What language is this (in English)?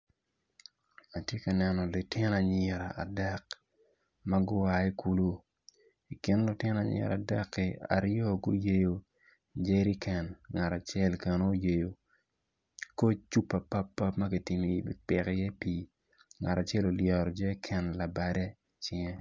Acoli